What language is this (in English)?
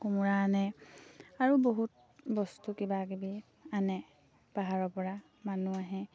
Assamese